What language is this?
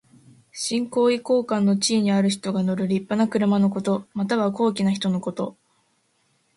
Japanese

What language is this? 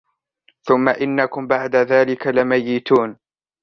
Arabic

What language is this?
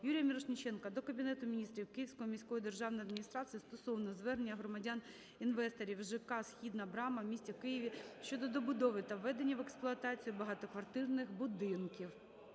Ukrainian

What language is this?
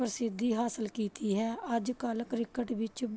Punjabi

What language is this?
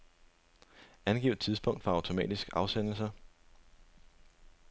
Danish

